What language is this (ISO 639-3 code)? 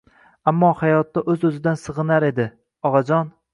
uzb